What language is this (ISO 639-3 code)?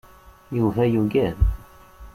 kab